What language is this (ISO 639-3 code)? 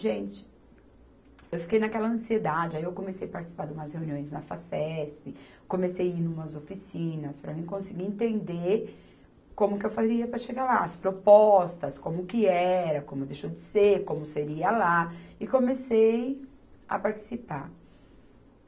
por